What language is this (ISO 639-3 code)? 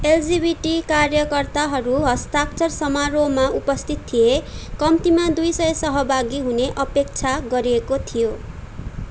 nep